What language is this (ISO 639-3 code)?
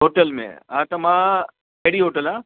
snd